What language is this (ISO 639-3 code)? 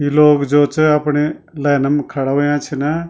gbm